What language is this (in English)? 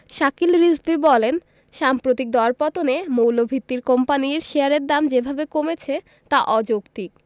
Bangla